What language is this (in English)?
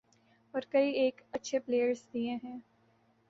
Urdu